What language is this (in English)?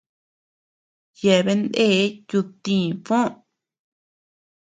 Tepeuxila Cuicatec